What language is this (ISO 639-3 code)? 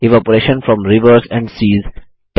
hin